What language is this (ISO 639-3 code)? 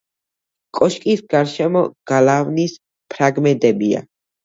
kat